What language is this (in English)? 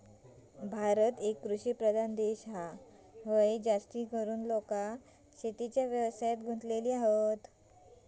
Marathi